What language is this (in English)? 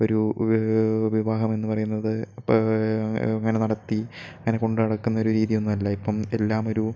Malayalam